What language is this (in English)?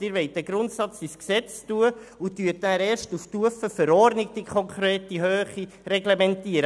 Swiss German